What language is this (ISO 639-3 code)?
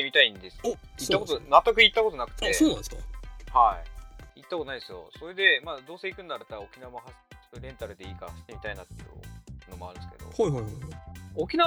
jpn